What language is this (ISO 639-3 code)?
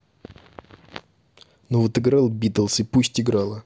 rus